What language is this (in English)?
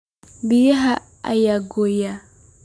Somali